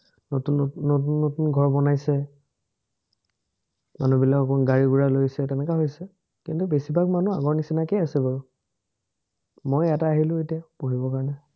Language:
Assamese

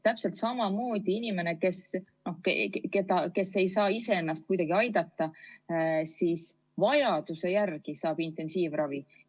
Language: Estonian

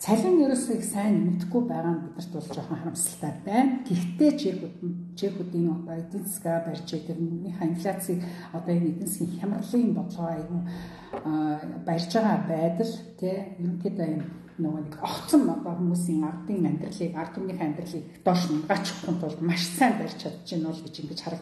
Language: Arabic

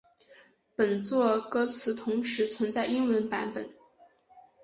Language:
Chinese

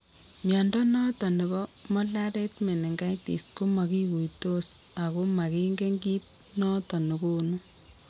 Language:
Kalenjin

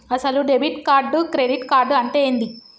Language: Telugu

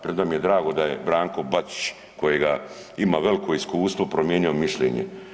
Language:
Croatian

